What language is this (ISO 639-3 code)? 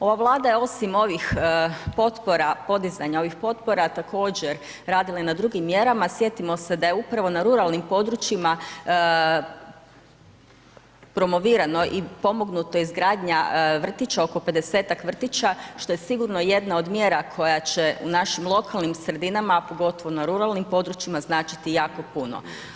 hrv